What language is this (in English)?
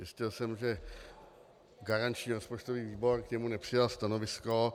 Czech